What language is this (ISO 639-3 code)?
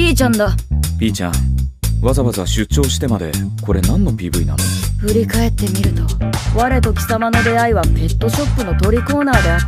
jpn